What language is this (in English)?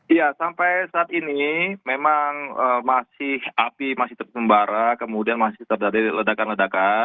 Indonesian